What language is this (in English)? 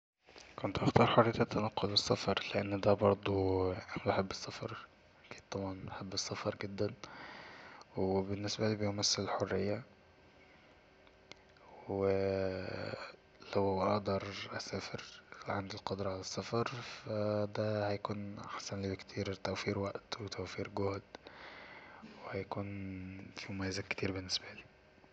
Egyptian Arabic